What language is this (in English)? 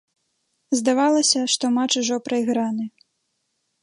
Belarusian